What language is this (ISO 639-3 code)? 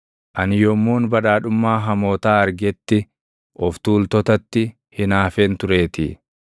orm